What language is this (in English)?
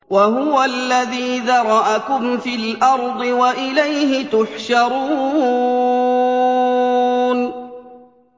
Arabic